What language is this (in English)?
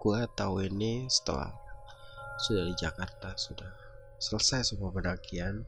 Indonesian